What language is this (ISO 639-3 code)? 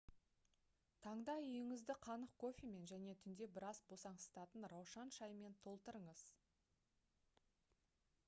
kaz